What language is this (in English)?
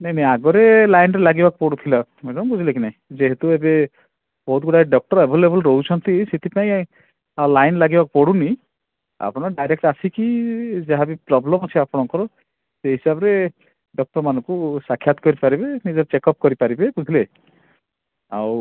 Odia